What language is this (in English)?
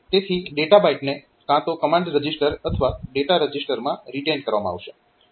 Gujarati